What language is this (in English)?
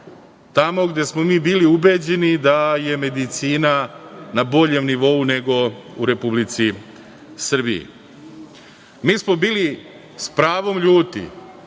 Serbian